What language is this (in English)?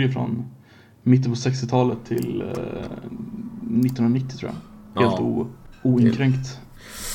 Swedish